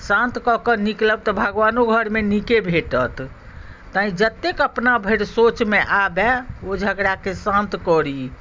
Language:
Maithili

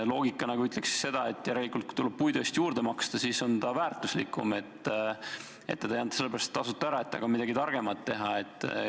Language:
Estonian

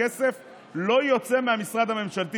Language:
Hebrew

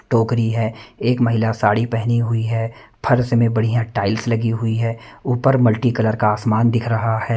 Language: Hindi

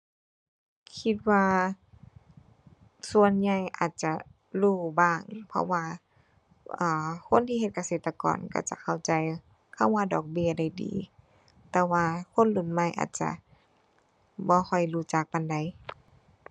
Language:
Thai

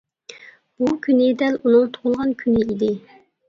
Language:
Uyghur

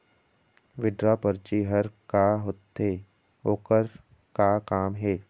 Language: Chhattisgarhi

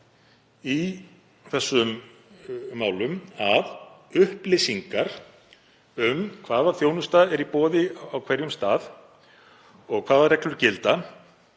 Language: Icelandic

